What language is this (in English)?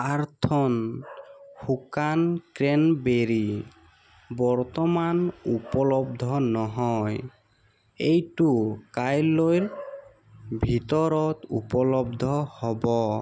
Assamese